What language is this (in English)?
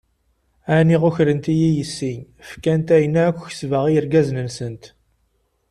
Kabyle